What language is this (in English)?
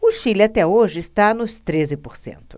Portuguese